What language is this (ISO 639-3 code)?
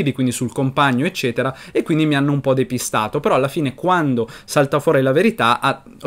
ita